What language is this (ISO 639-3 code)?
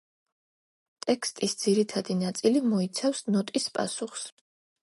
kat